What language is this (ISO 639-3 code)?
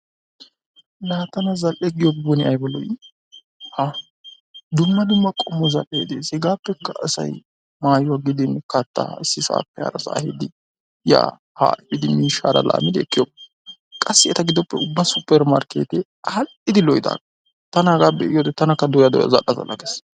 wal